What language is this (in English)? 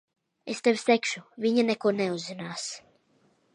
Latvian